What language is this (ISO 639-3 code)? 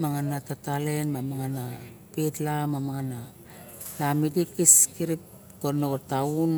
bjk